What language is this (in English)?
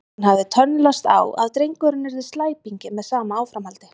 Icelandic